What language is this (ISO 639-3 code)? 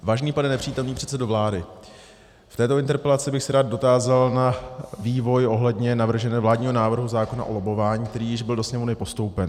ces